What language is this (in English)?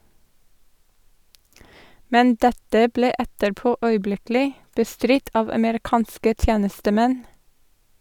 Norwegian